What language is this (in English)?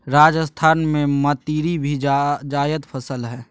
Magahi